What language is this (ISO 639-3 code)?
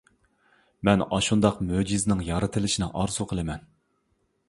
uig